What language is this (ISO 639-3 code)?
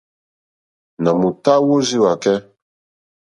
bri